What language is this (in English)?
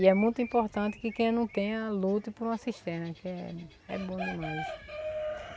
Portuguese